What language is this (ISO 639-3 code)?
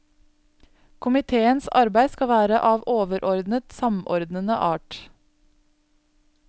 nor